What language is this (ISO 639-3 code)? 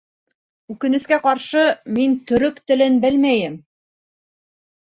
bak